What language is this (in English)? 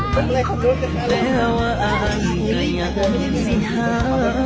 Thai